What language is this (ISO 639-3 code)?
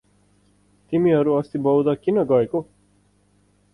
nep